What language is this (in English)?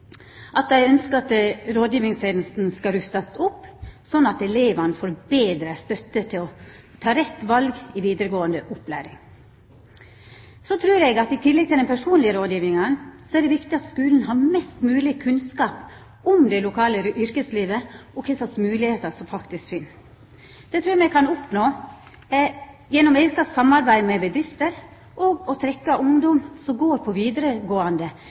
Norwegian Nynorsk